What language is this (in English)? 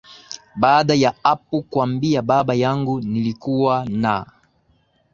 Swahili